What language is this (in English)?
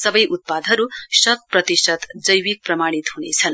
Nepali